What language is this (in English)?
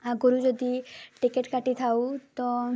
Odia